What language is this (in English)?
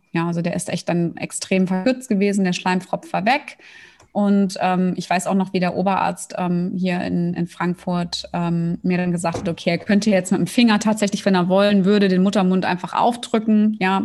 German